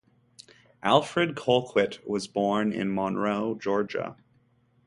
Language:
English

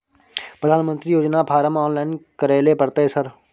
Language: Maithili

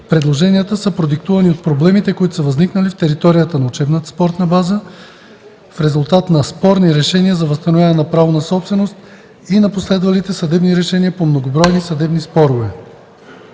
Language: Bulgarian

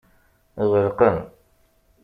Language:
Kabyle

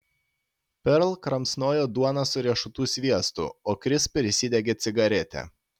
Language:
Lithuanian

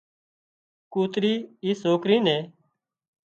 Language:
Wadiyara Koli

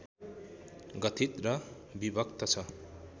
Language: Nepali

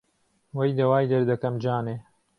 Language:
Central Kurdish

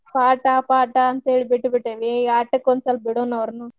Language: Kannada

